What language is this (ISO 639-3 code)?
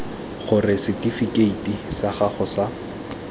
tsn